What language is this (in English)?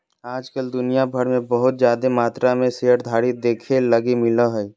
Magahi